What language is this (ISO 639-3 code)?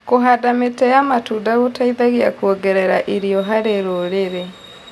kik